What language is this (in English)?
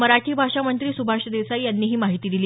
Marathi